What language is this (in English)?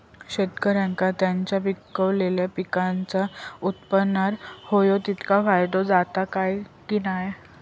Marathi